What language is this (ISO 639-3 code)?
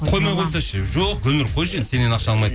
kaz